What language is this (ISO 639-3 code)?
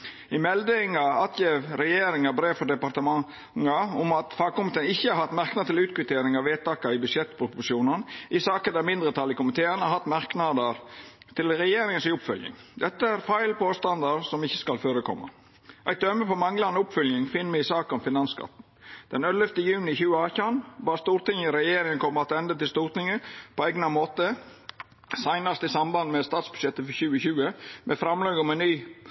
nno